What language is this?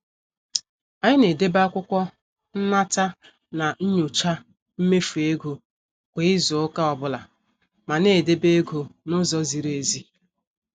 Igbo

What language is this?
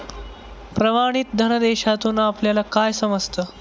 Marathi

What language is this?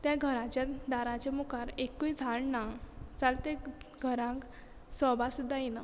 Konkani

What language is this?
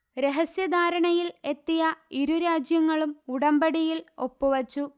Malayalam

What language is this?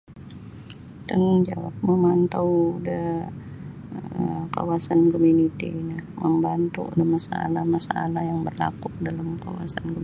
Sabah Bisaya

